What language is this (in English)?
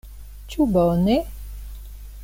Esperanto